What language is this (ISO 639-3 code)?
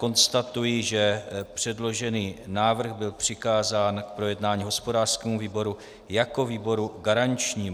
ces